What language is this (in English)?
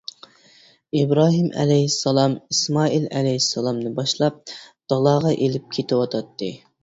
Uyghur